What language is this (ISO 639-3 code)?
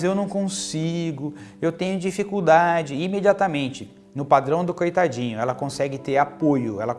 por